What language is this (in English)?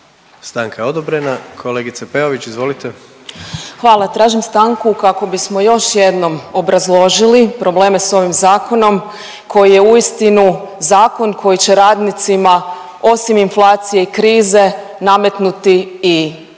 Croatian